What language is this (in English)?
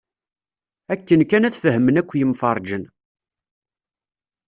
Kabyle